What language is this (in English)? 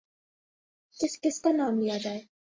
Urdu